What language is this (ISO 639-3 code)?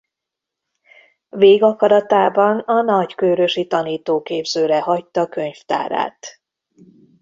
hun